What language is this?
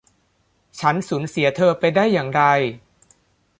Thai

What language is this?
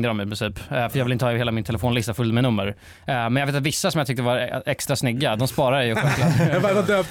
Swedish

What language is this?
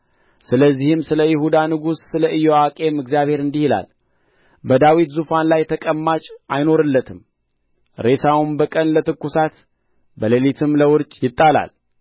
Amharic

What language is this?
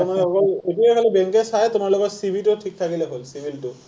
Assamese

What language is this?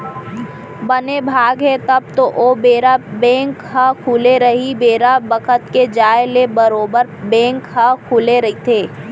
Chhattisgarhi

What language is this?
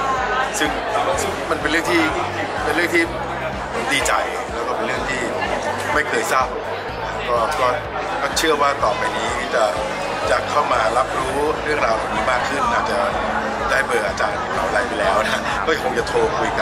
Thai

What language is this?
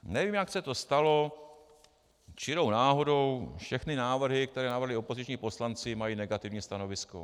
Czech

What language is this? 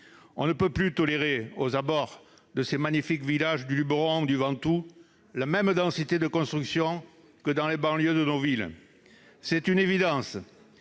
French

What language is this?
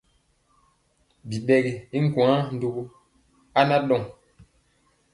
Mpiemo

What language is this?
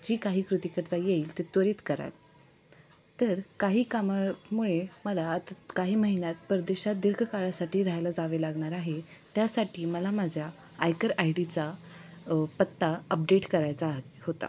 Marathi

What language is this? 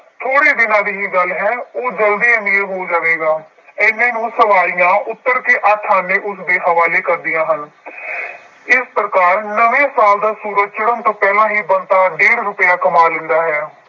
Punjabi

